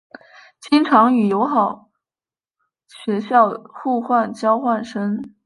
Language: Chinese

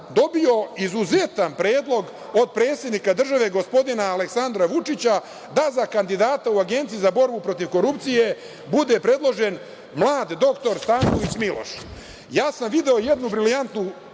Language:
Serbian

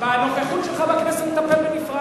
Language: Hebrew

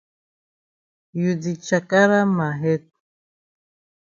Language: Cameroon Pidgin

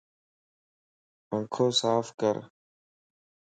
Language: Lasi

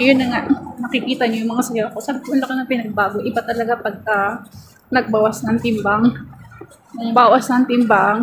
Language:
Filipino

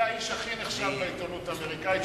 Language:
Hebrew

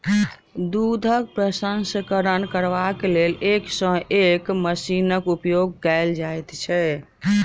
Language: Maithili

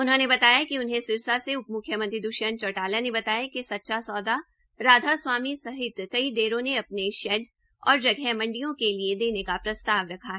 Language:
Hindi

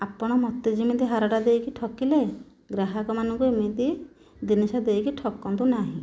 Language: Odia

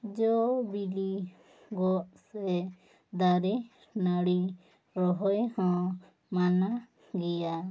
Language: Santali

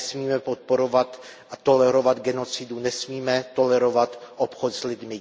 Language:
Czech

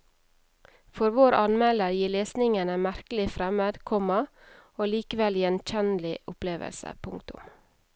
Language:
Norwegian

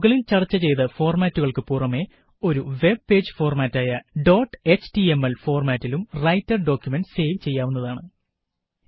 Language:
Malayalam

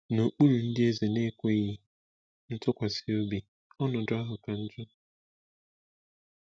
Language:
Igbo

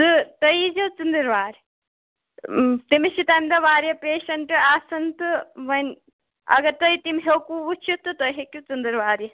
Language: Kashmiri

